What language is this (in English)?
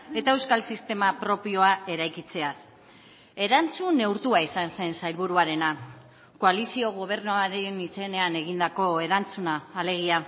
Basque